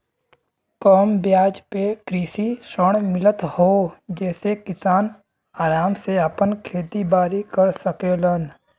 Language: Bhojpuri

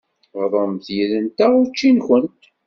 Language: Kabyle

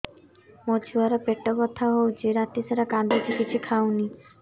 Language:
Odia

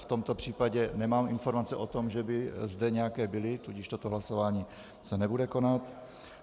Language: Czech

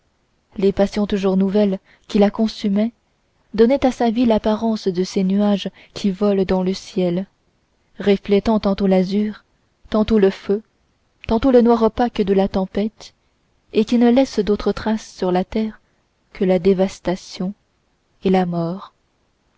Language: French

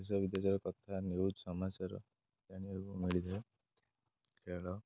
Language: Odia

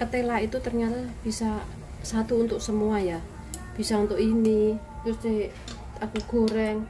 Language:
Indonesian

